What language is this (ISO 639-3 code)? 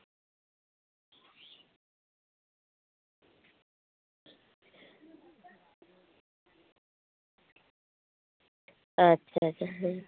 sat